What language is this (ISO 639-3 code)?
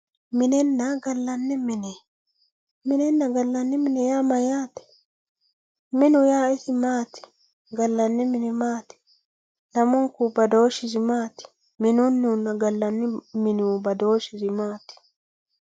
sid